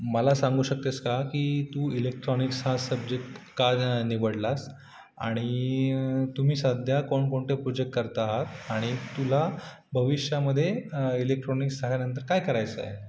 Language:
Marathi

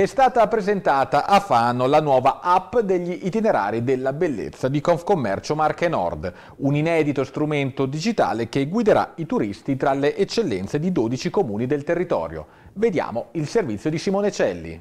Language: Italian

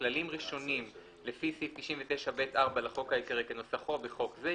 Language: Hebrew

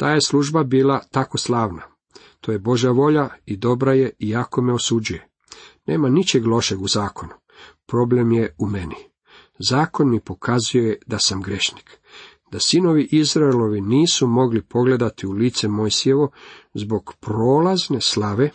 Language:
Croatian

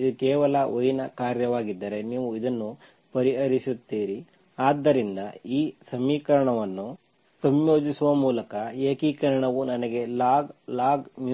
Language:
Kannada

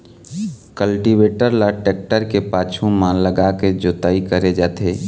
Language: Chhattisgarhi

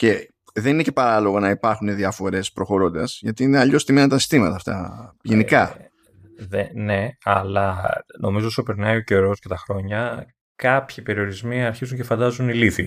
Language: Greek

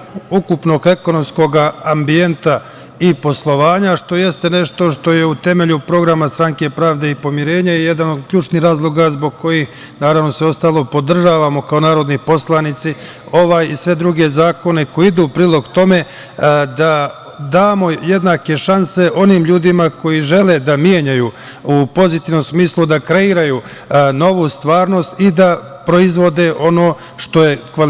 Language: Serbian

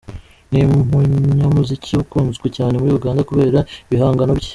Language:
Kinyarwanda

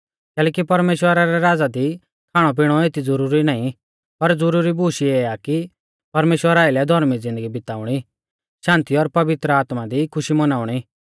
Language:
Mahasu Pahari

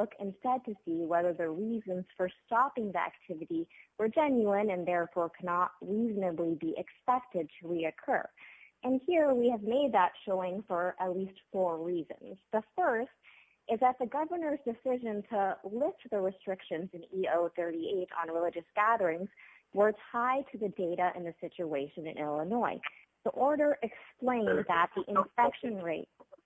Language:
English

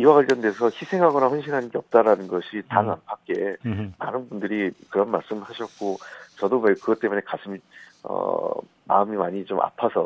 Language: Korean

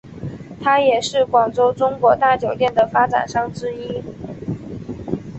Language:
Chinese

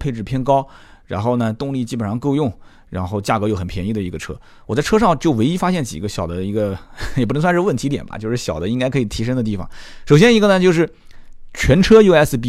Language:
Chinese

